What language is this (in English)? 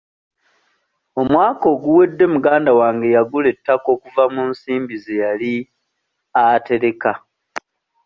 Ganda